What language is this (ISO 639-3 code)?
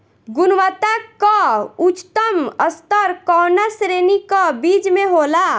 bho